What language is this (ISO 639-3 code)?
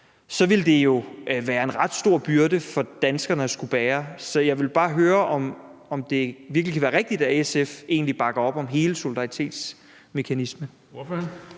dan